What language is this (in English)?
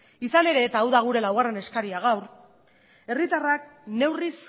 Basque